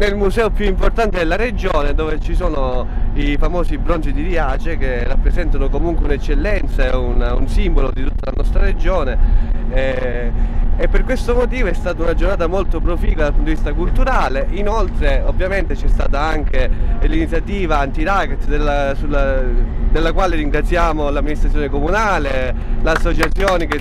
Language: Italian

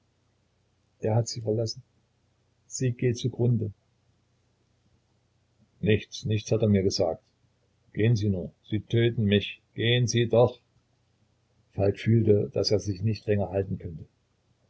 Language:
German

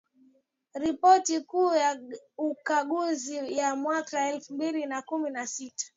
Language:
Swahili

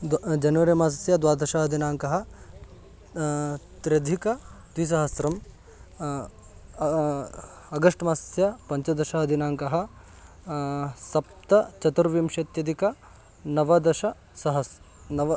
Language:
Sanskrit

